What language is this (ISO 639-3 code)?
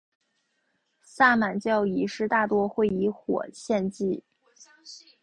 zho